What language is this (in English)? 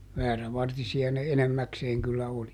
Finnish